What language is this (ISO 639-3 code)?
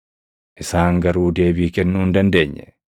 orm